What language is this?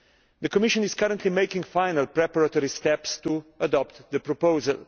English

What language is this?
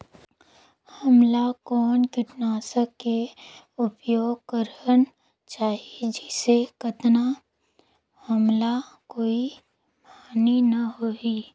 Chhattisgarhi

